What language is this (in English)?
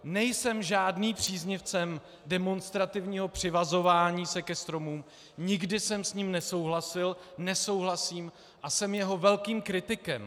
Czech